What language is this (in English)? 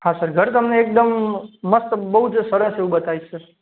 Gujarati